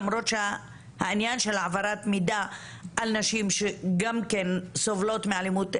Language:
Hebrew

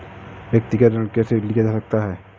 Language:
Hindi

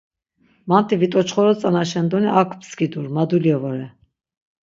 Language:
Laz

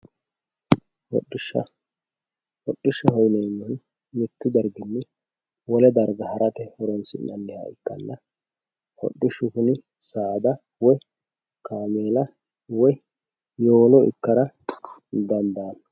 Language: Sidamo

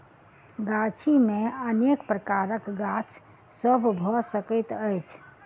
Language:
Maithili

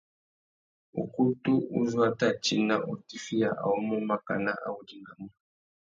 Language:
Tuki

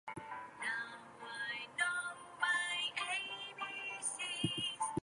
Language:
English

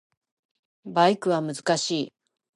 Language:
Japanese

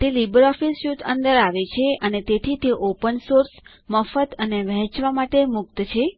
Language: Gujarati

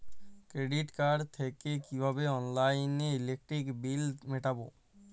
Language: Bangla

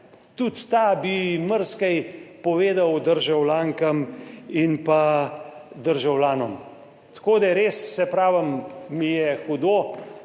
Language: Slovenian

